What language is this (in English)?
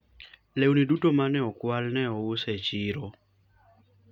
Luo (Kenya and Tanzania)